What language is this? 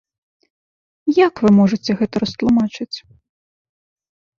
Belarusian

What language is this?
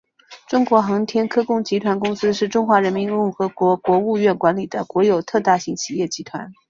Chinese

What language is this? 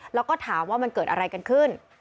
Thai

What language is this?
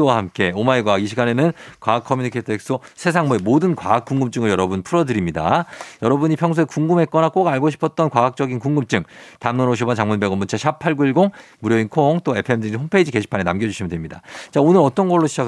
Korean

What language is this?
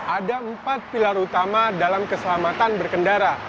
Indonesian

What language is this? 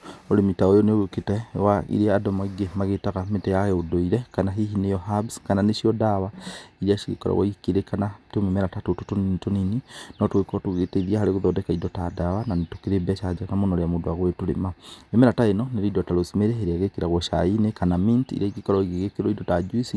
Kikuyu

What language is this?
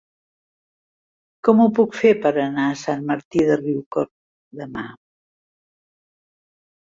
Catalan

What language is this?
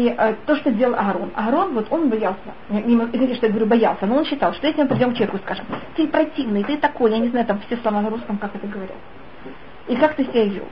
Russian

